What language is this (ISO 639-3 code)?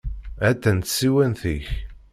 kab